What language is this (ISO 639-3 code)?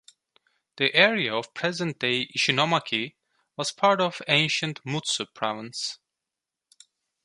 eng